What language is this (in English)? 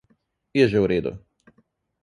Slovenian